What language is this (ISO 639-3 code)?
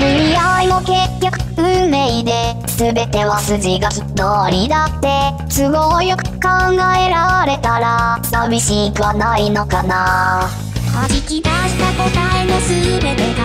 jpn